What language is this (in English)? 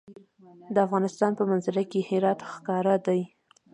Pashto